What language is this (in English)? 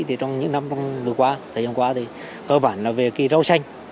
Vietnamese